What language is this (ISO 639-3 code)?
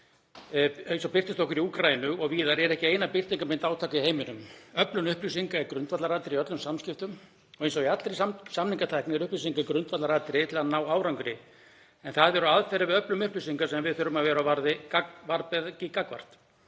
isl